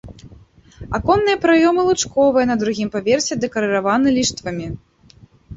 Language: Belarusian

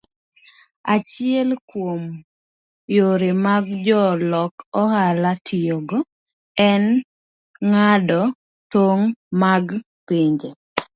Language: Luo (Kenya and Tanzania)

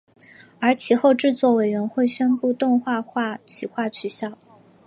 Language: Chinese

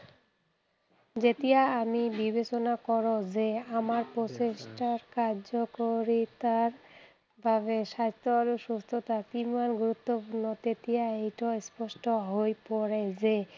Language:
Assamese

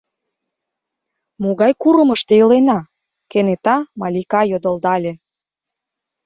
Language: Mari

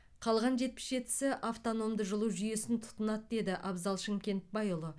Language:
Kazakh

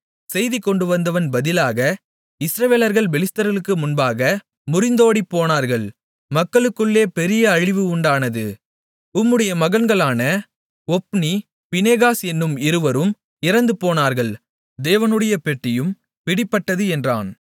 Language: Tamil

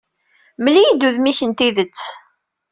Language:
Kabyle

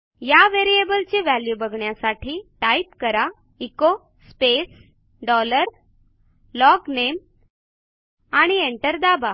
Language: Marathi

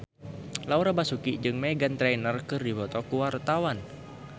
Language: Sundanese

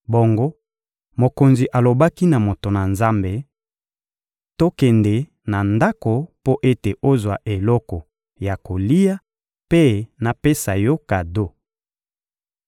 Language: Lingala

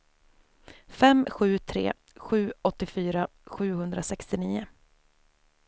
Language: Swedish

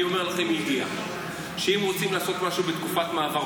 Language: Hebrew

